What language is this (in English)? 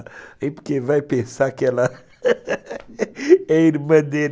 Portuguese